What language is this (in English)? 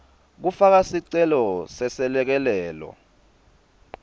Swati